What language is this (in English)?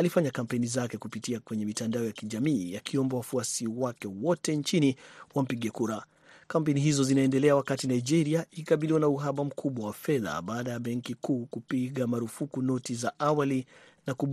Swahili